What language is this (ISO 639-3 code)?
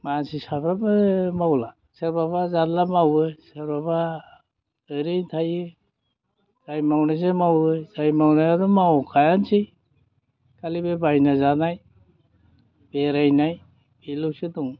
brx